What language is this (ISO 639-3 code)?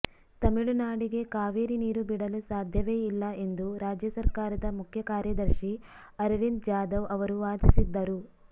kan